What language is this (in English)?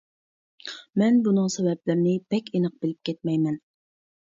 Uyghur